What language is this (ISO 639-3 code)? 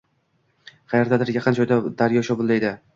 uzb